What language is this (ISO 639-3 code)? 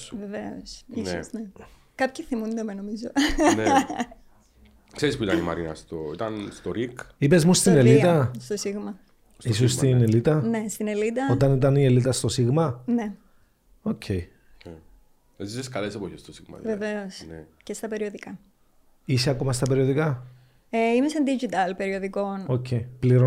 ell